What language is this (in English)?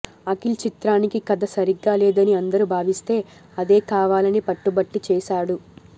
Telugu